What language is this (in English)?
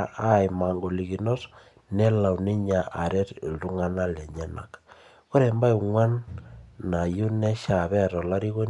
Masai